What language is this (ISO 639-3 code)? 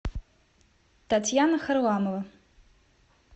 rus